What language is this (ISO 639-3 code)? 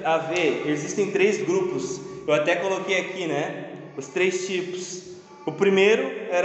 por